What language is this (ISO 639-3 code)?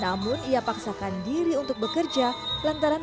ind